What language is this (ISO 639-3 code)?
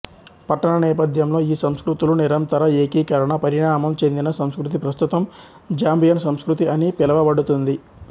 tel